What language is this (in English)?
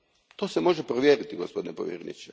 Croatian